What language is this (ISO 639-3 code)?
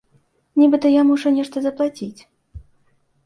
bel